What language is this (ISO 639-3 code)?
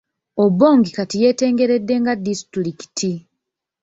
lug